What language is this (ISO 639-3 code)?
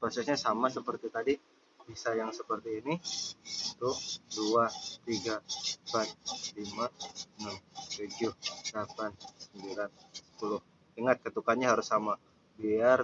ind